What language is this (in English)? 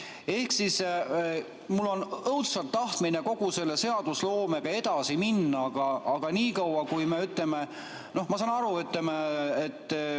Estonian